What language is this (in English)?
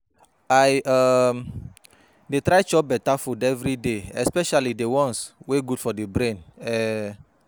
Nigerian Pidgin